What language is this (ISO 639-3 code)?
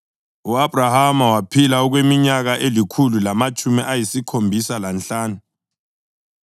nde